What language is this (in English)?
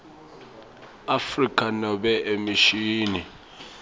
Swati